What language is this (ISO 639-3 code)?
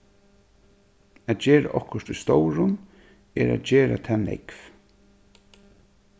fao